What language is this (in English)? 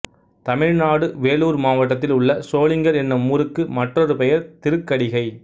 Tamil